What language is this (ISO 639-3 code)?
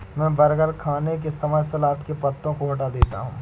hin